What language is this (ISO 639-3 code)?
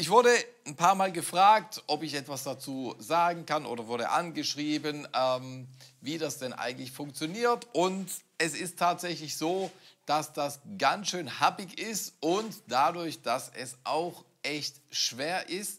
deu